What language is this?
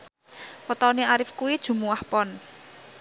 Javanese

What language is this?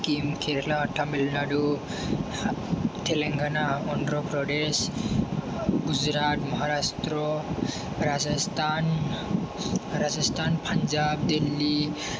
Bodo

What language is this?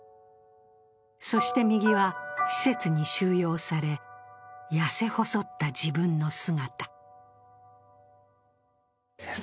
Japanese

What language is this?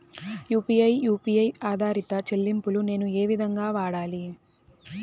Telugu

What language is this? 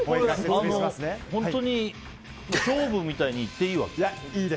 Japanese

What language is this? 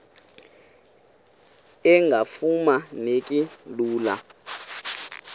Xhosa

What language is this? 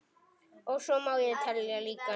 Icelandic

